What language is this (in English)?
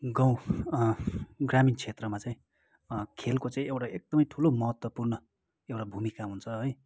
Nepali